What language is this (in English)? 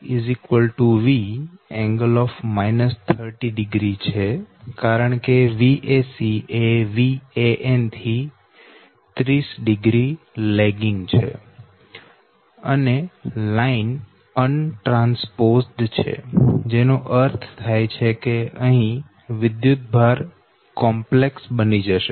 Gujarati